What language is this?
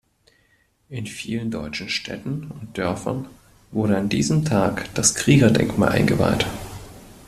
German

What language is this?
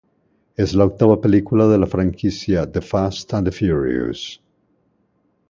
Spanish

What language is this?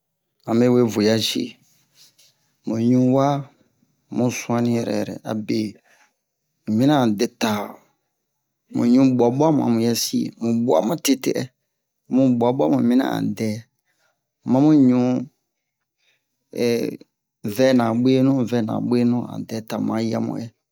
Bomu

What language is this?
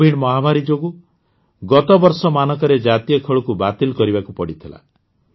Odia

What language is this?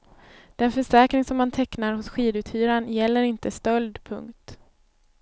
Swedish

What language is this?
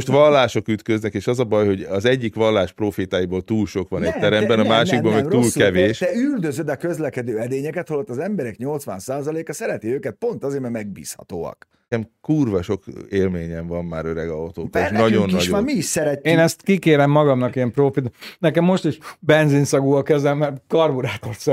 Hungarian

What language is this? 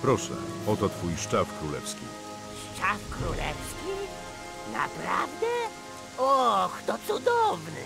Polish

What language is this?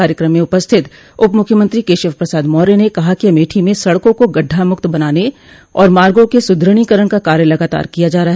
Hindi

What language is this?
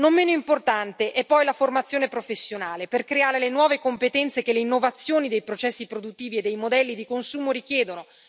Italian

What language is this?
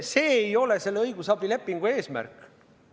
Estonian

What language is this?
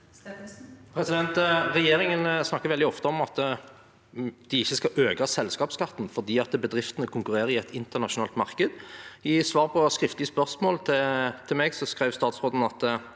Norwegian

